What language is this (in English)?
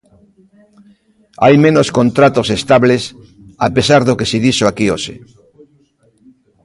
Galician